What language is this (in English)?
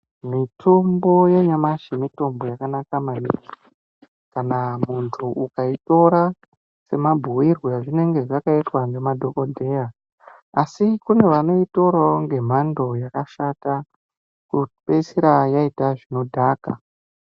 Ndau